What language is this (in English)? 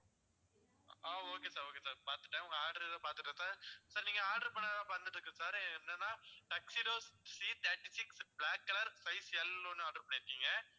Tamil